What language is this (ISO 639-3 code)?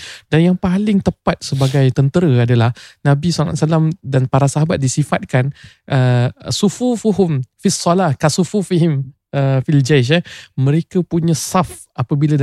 msa